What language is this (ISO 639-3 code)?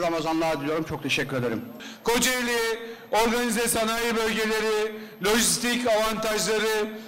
tur